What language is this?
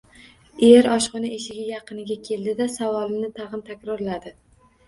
Uzbek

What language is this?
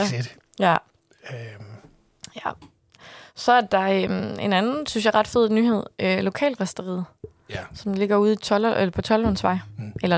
Danish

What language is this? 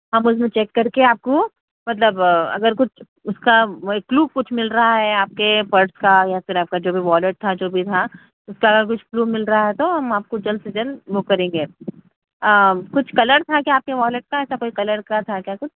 Urdu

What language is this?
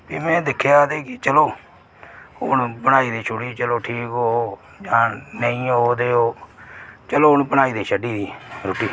Dogri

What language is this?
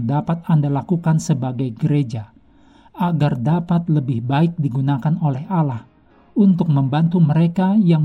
Indonesian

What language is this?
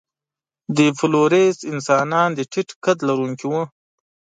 Pashto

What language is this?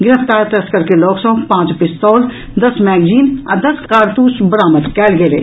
Maithili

